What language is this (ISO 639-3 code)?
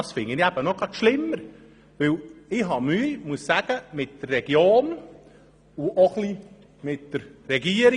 gsw